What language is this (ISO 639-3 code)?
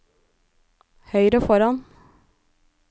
nor